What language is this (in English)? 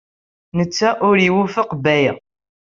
Kabyle